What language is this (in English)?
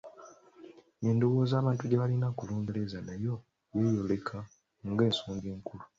Ganda